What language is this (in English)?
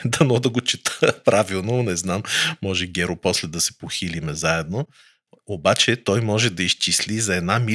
Bulgarian